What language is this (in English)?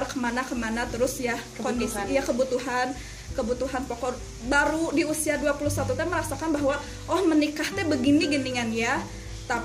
Indonesian